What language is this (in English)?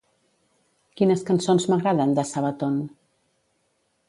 Catalan